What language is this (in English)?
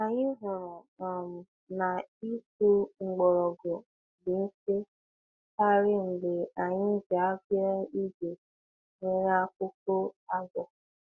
Igbo